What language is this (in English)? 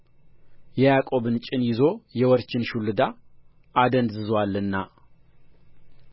Amharic